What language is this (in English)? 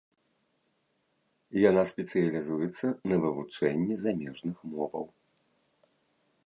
Belarusian